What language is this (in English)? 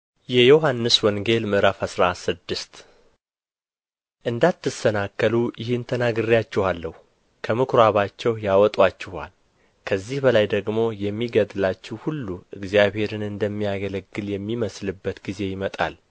Amharic